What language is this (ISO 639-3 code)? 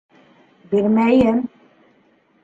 bak